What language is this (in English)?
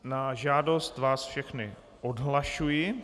Czech